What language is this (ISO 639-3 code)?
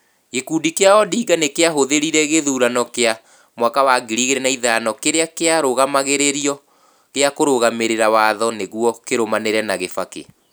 kik